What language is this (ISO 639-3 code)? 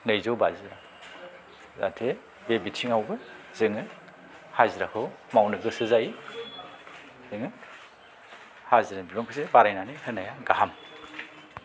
brx